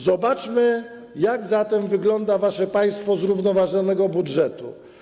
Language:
Polish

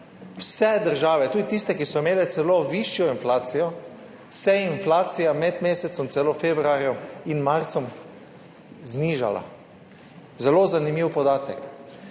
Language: Slovenian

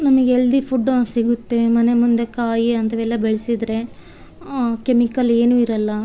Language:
Kannada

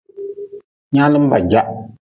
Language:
Nawdm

